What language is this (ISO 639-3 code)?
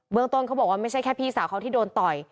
tha